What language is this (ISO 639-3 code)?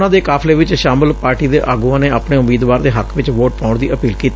pan